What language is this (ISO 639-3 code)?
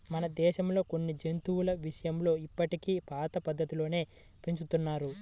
tel